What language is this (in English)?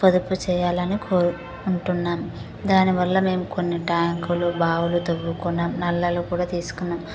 Telugu